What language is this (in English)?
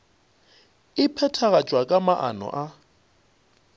Northern Sotho